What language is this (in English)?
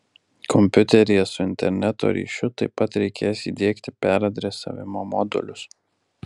Lithuanian